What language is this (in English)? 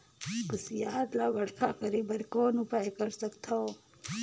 Chhattisgarhi